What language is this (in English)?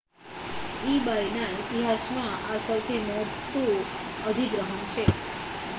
Gujarati